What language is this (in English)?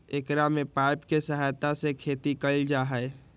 Magahi